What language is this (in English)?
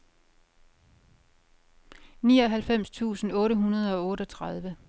Danish